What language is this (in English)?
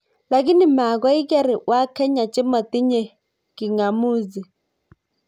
Kalenjin